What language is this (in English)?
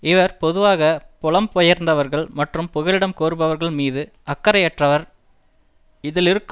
Tamil